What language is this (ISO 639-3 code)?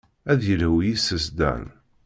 kab